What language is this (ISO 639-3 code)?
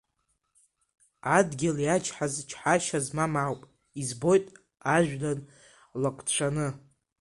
abk